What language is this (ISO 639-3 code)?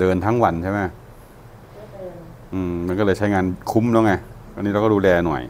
tha